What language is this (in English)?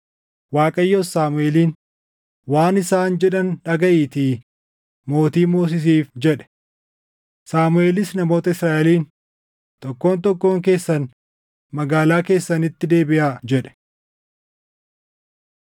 Oromo